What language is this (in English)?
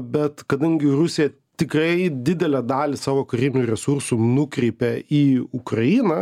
Lithuanian